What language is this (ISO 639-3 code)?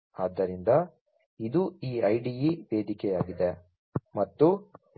kan